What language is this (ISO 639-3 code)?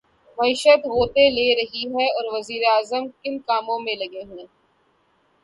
urd